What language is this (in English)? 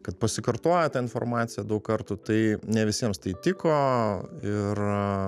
Lithuanian